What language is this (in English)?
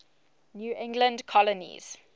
English